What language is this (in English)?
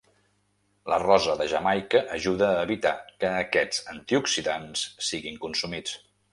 Catalan